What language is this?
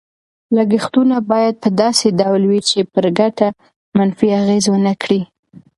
Pashto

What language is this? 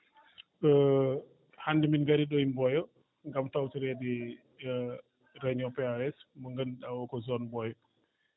Fula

